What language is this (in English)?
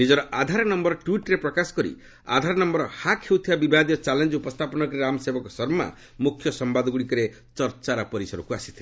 Odia